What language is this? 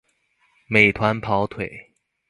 Chinese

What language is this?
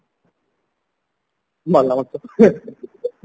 Odia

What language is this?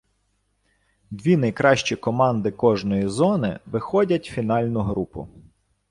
Ukrainian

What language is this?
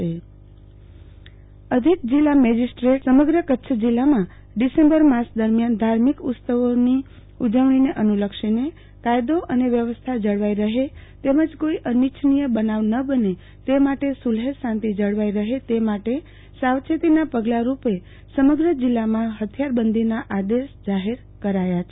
Gujarati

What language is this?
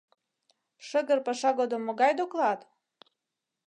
Mari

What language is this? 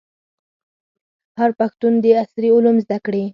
Pashto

